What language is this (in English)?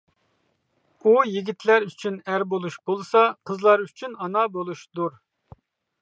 Uyghur